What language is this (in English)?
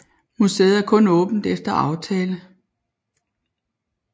Danish